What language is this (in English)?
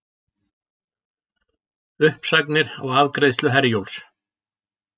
Icelandic